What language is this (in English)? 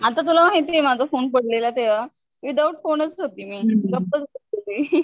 Marathi